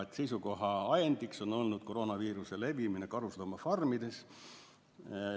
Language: Estonian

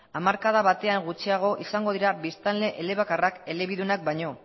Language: Basque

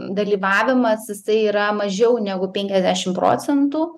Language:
Lithuanian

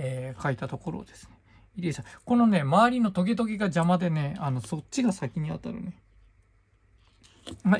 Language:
Japanese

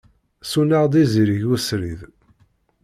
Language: Kabyle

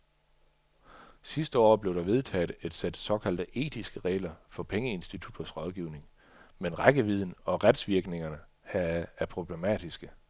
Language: Danish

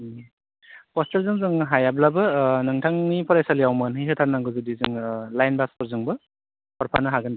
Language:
Bodo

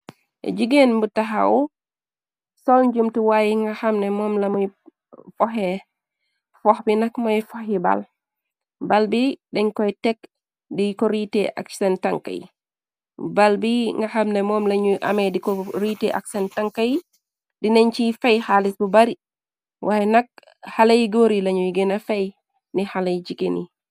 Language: Wolof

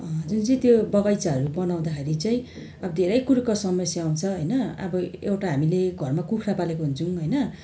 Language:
Nepali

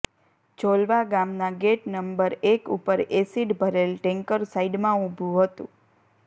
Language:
Gujarati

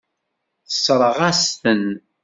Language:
Kabyle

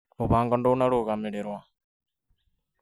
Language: Kikuyu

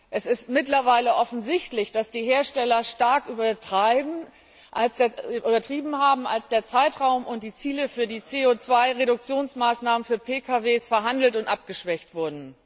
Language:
German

